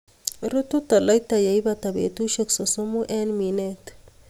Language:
Kalenjin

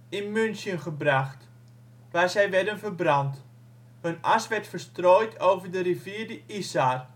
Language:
Dutch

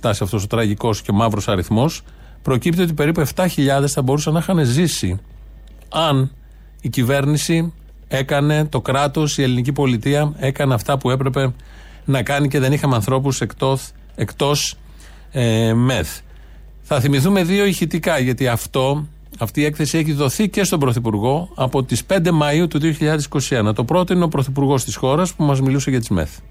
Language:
Greek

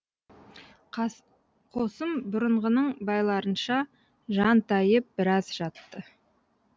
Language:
Kazakh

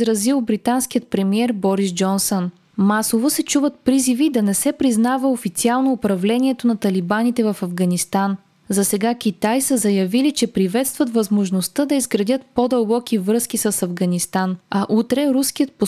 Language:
Bulgarian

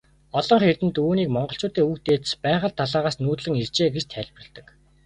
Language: Mongolian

